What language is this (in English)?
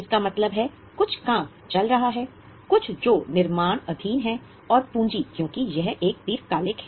Hindi